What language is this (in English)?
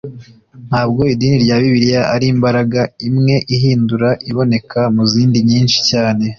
Kinyarwanda